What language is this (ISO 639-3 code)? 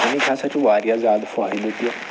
kas